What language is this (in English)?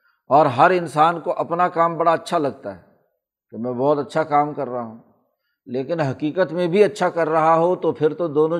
Urdu